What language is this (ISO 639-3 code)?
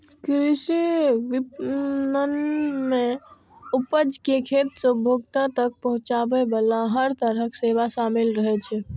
mai